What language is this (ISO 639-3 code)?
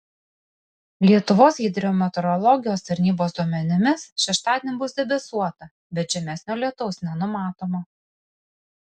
lit